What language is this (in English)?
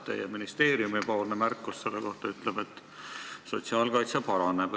Estonian